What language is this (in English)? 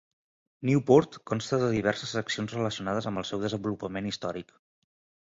Catalan